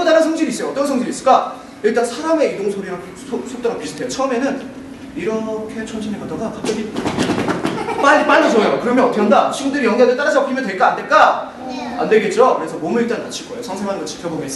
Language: Korean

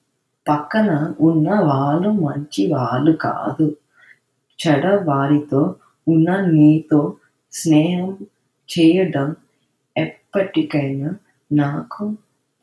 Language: Telugu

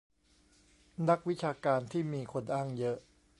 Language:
Thai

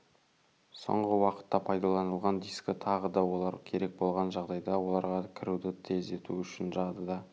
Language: Kazakh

